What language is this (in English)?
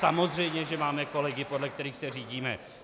Czech